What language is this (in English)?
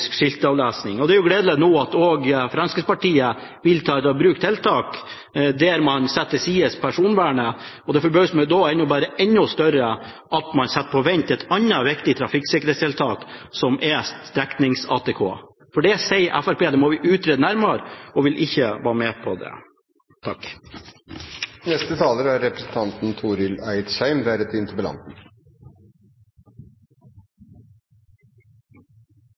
Norwegian